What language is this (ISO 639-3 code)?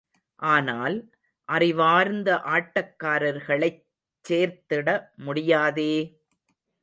tam